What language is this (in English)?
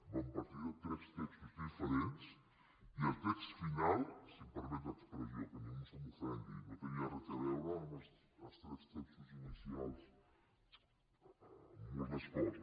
Catalan